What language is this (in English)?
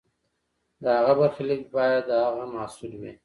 Pashto